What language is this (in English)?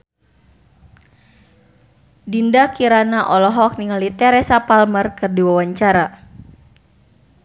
Sundanese